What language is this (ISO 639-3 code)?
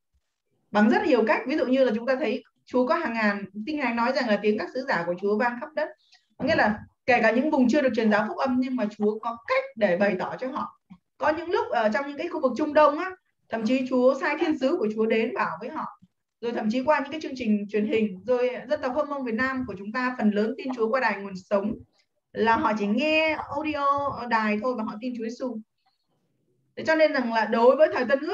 vie